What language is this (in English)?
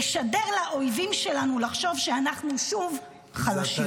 Hebrew